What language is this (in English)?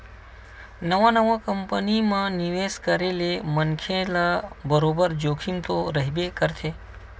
Chhattisgarhi